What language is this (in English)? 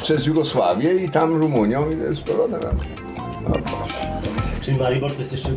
Polish